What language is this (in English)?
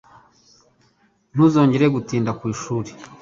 Kinyarwanda